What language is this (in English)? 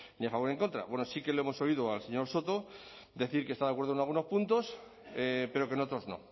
Spanish